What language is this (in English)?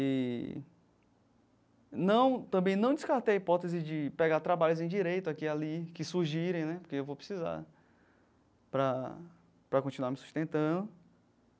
Portuguese